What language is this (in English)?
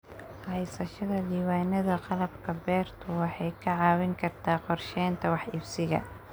Somali